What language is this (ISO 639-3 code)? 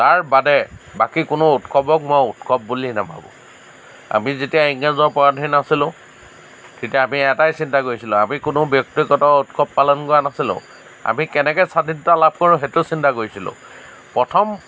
asm